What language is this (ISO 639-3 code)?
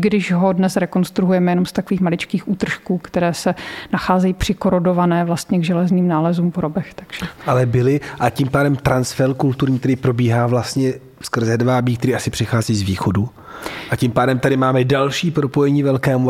ces